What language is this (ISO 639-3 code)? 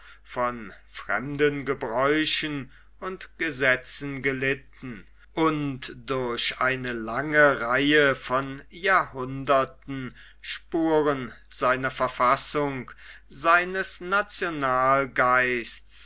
deu